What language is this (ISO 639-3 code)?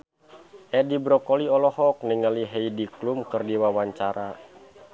sun